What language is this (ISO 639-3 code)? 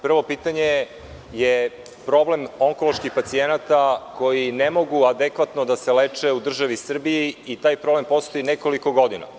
srp